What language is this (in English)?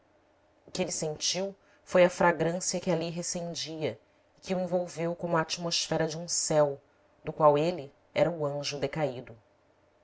Portuguese